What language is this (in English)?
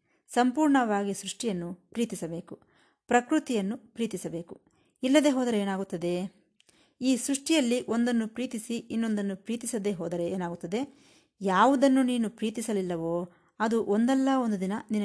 Kannada